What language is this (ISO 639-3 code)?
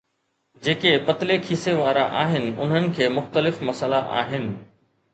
snd